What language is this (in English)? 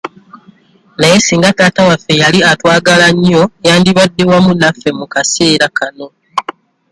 Ganda